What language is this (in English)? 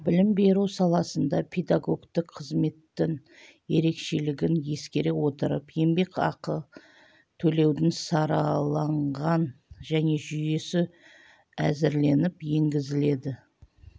Kazakh